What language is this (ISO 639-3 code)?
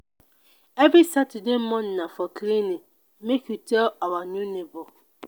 pcm